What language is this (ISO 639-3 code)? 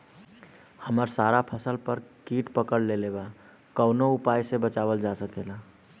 bho